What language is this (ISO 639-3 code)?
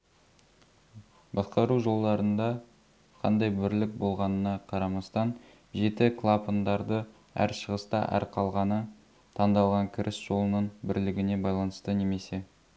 kaz